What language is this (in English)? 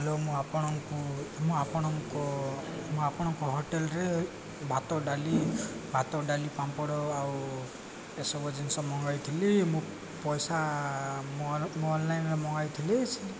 Odia